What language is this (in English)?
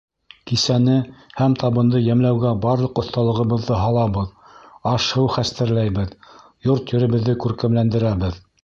Bashkir